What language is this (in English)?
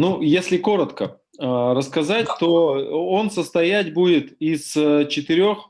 Russian